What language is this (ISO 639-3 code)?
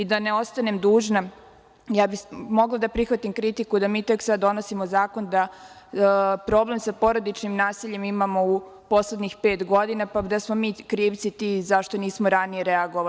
srp